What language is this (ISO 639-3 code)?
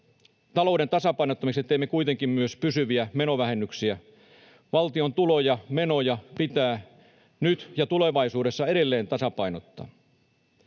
fin